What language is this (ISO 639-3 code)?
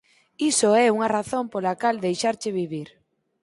glg